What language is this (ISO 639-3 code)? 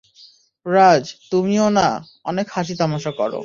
ben